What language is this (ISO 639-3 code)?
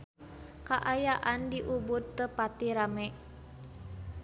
sun